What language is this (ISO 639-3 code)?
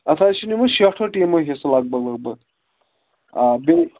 kas